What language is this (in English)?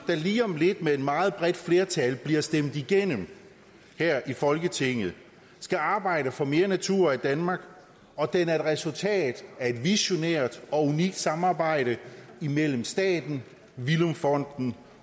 Danish